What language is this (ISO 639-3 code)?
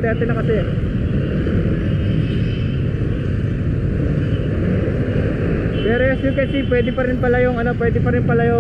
fil